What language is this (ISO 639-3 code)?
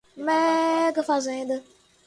por